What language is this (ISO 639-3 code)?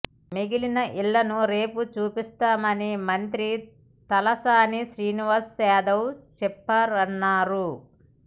tel